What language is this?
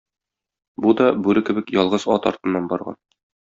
Tatar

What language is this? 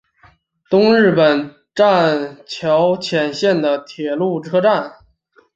Chinese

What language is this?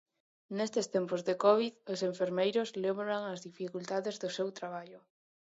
Galician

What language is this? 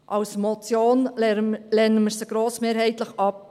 Swiss German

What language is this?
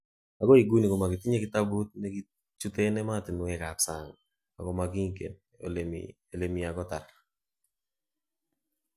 Kalenjin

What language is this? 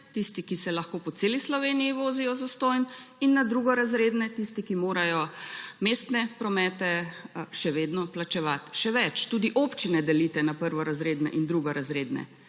Slovenian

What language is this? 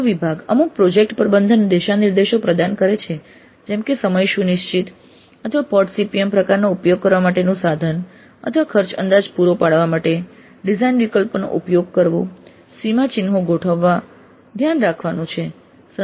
Gujarati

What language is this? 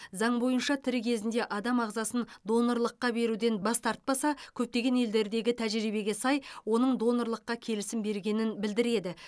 Kazakh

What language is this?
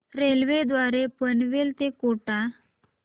Marathi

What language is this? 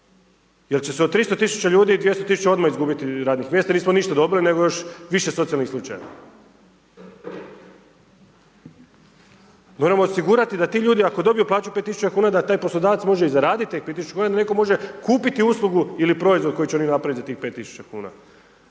Croatian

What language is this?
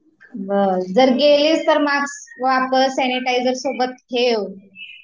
Marathi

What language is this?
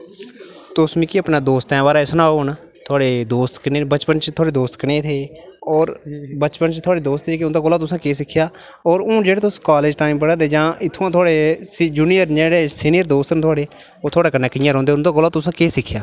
Dogri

